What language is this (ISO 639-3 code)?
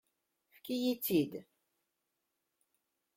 kab